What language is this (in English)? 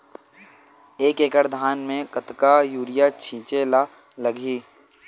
Chhattisgarhi